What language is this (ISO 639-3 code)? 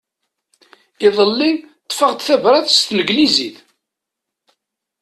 kab